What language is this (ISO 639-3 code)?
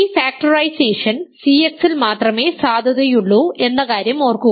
mal